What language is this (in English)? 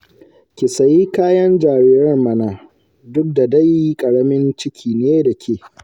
Hausa